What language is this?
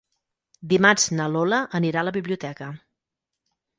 Catalan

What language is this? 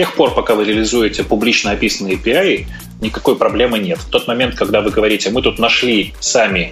Russian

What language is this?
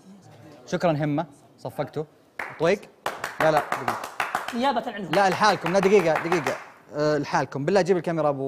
Arabic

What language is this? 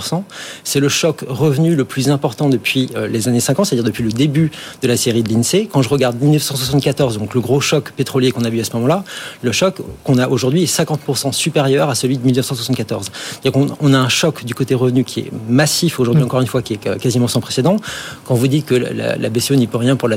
French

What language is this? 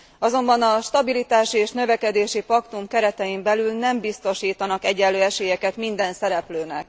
Hungarian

